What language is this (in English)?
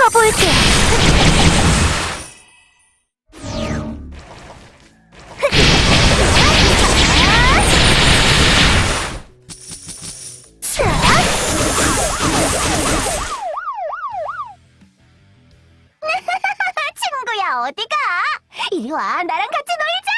Korean